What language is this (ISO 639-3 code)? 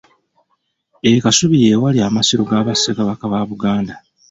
lug